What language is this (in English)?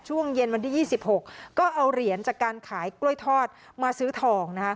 Thai